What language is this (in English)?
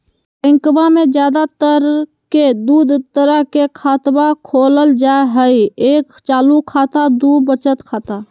Magahi